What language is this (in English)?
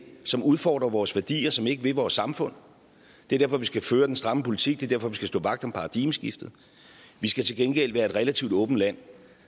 Danish